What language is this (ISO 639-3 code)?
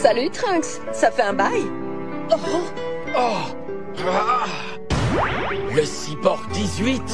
fra